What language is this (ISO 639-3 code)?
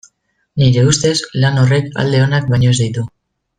eus